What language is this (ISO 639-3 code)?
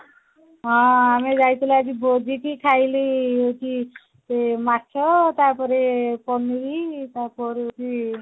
ori